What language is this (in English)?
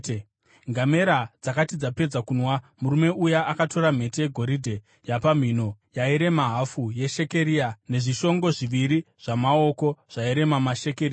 Shona